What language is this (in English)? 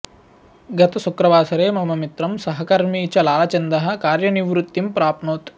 Sanskrit